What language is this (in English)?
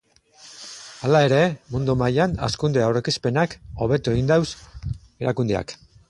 Basque